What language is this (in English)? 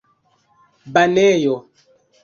Esperanto